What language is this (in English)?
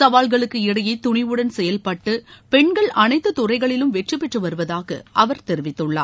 Tamil